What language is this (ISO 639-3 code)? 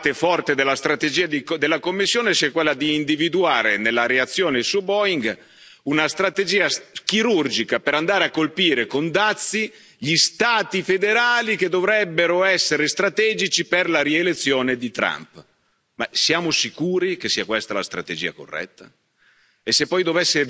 ita